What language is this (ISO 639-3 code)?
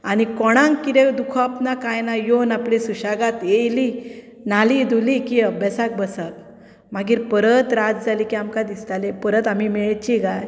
kok